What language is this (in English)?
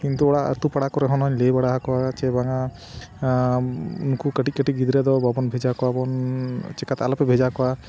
Santali